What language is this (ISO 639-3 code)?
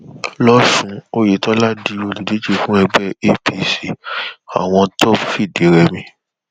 yor